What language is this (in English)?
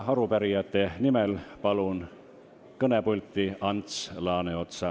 Estonian